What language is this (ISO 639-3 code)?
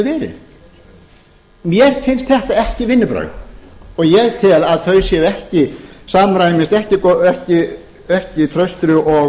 isl